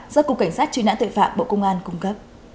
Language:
Vietnamese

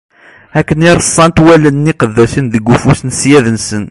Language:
Kabyle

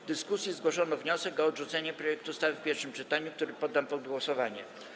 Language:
Polish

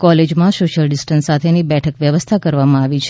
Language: Gujarati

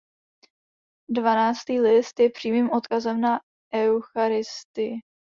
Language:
Czech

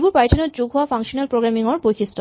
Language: Assamese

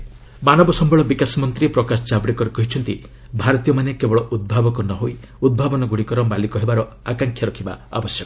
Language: Odia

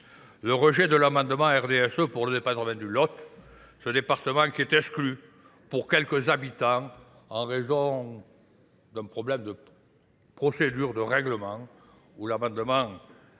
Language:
French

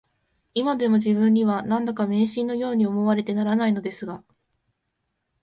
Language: Japanese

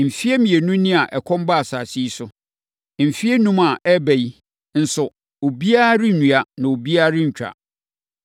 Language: Akan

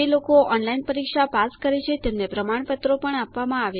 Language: Gujarati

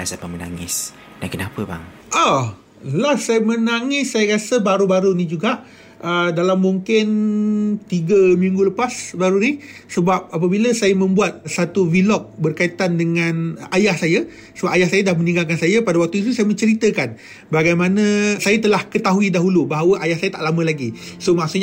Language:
Malay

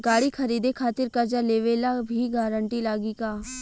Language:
Bhojpuri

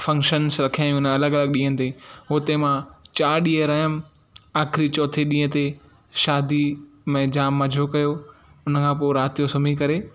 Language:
Sindhi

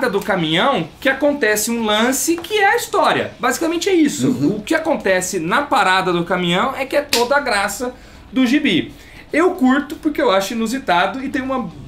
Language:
Portuguese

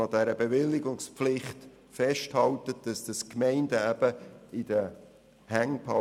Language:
Swiss German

